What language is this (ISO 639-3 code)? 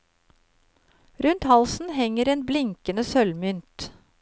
nor